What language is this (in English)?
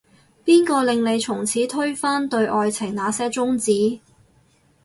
Cantonese